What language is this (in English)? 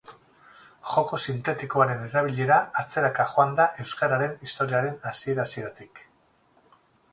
Basque